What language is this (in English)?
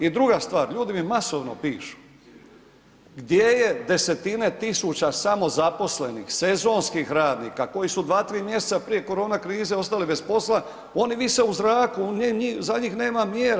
Croatian